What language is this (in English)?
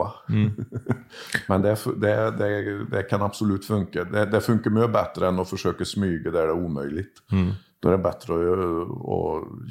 Swedish